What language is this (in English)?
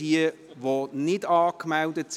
Swiss German